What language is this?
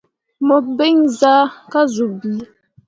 Mundang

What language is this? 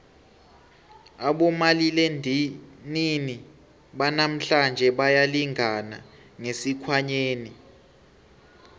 South Ndebele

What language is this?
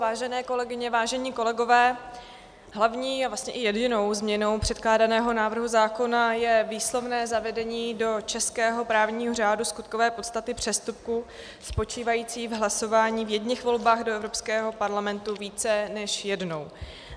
Czech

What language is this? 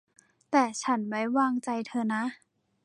Thai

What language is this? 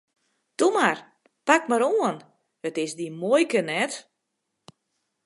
Western Frisian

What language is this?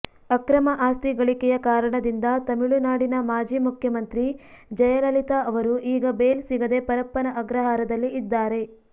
Kannada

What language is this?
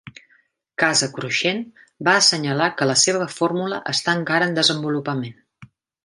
Catalan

